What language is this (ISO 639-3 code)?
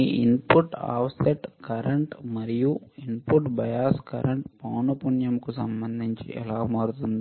tel